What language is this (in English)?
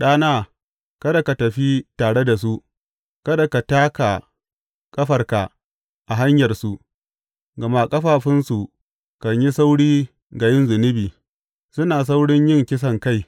Hausa